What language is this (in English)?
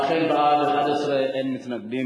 Hebrew